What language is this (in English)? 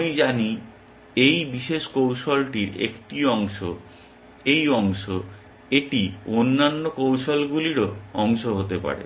Bangla